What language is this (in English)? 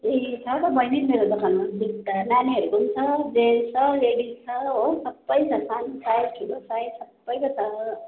Nepali